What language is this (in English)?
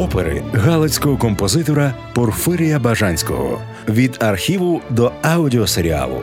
Ukrainian